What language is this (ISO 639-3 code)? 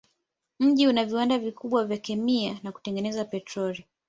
swa